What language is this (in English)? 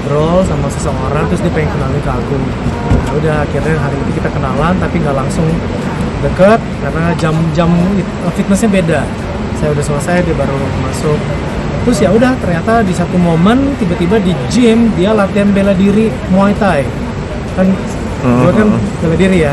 Indonesian